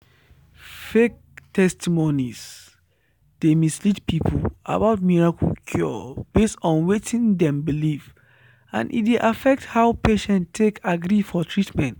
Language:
Nigerian Pidgin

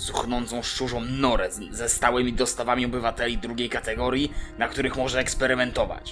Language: Polish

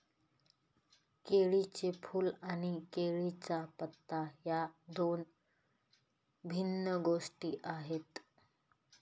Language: Marathi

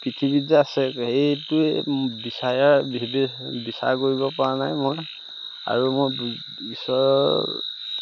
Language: Assamese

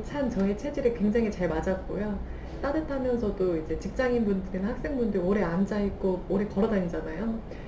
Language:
Korean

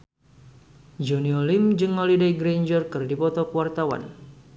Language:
Sundanese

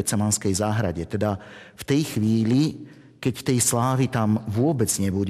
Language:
Slovak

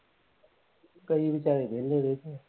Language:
Punjabi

